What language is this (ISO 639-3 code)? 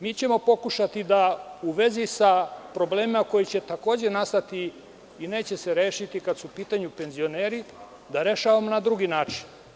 srp